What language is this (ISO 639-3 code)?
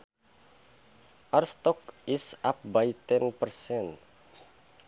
sun